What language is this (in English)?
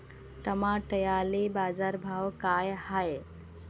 Marathi